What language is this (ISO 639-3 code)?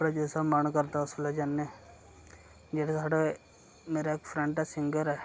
doi